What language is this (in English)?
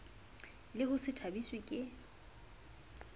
Southern Sotho